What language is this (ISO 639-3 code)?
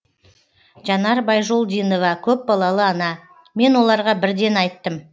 kaz